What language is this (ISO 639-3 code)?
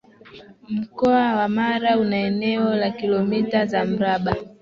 swa